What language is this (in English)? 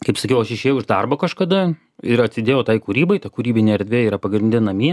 Lithuanian